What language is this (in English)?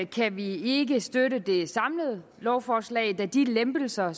Danish